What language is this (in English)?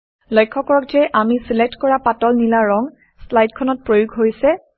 Assamese